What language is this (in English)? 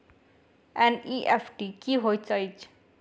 Maithili